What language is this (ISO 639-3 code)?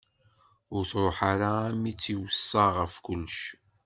kab